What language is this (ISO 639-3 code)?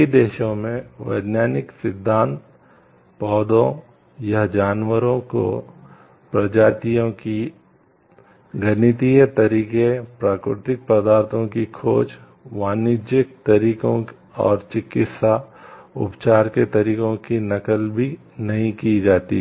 hin